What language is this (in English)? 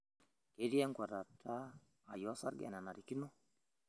Masai